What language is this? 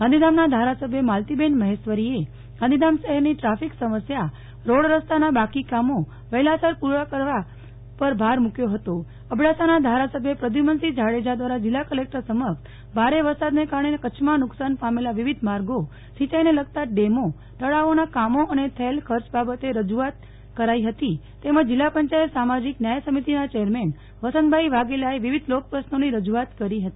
Gujarati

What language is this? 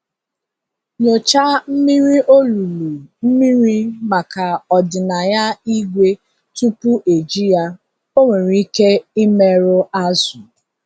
Igbo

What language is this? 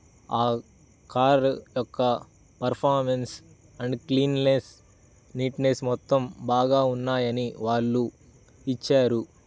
Telugu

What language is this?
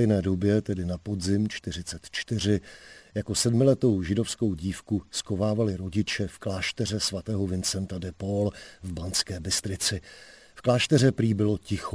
Czech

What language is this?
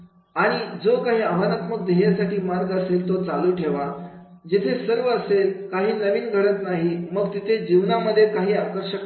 Marathi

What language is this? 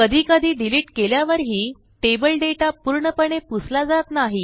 Marathi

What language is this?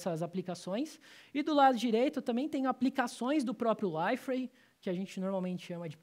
Portuguese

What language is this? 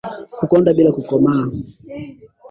Swahili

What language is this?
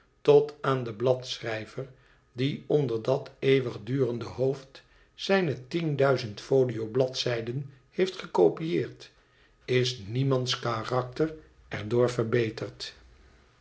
Dutch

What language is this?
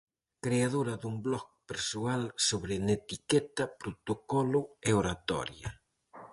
Galician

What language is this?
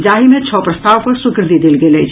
Maithili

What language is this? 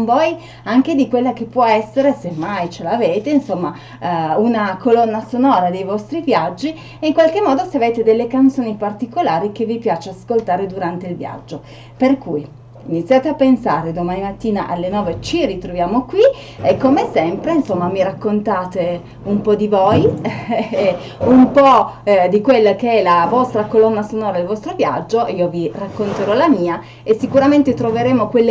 Italian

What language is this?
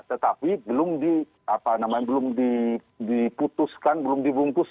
Indonesian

